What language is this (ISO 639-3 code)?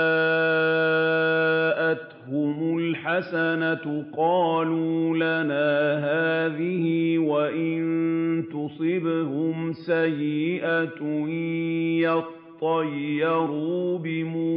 ara